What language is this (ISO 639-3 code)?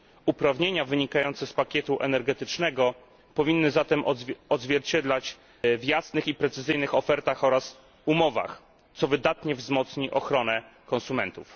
pol